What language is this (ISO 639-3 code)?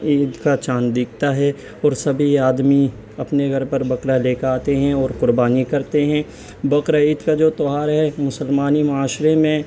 urd